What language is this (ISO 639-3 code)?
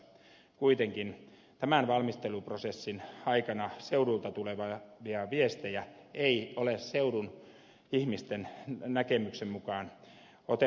fin